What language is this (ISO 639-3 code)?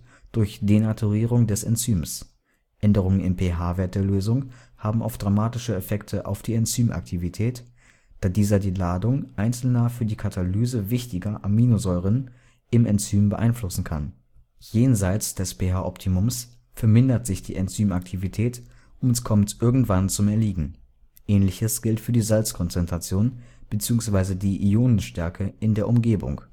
deu